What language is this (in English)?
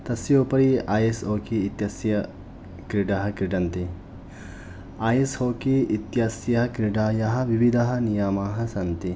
Sanskrit